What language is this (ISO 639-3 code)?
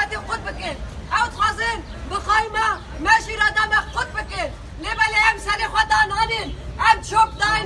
tur